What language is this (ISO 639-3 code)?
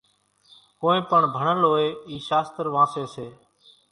gjk